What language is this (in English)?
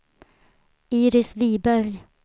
Swedish